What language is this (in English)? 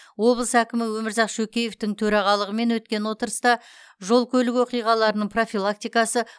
Kazakh